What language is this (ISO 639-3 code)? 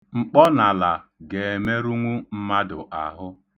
ibo